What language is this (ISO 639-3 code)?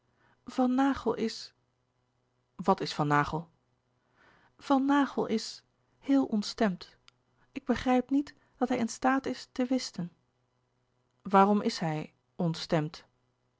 nld